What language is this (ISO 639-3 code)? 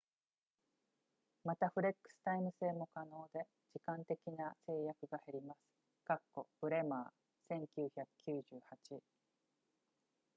jpn